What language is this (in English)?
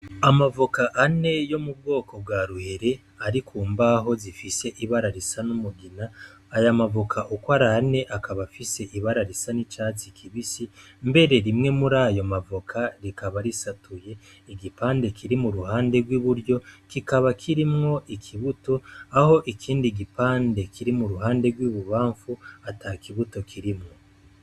Rundi